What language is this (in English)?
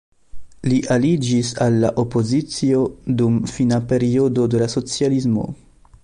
Esperanto